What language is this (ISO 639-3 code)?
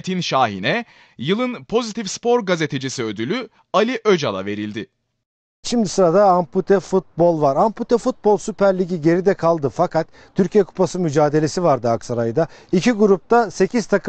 tur